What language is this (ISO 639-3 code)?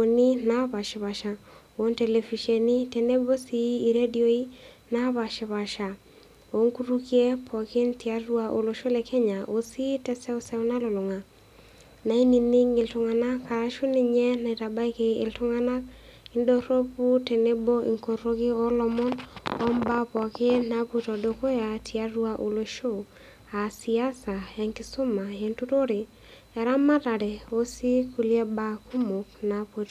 mas